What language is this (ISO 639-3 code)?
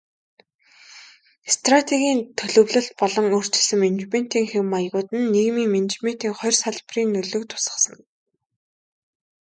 mon